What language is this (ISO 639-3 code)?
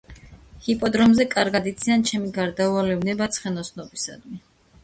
kat